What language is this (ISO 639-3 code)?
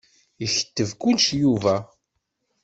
kab